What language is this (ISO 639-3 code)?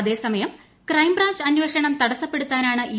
mal